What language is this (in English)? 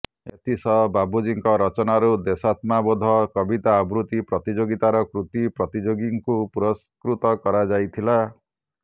Odia